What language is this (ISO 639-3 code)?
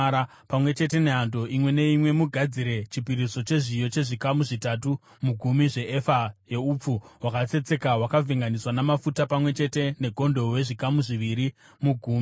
sna